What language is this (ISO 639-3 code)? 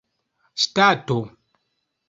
epo